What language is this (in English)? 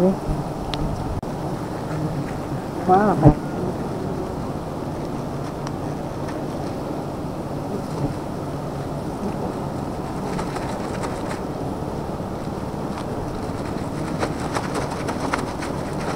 Vietnamese